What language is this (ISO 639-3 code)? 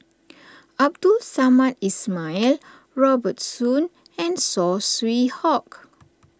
eng